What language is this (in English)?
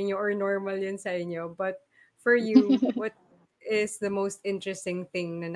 Filipino